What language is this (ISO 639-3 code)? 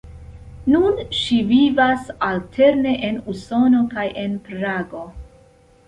epo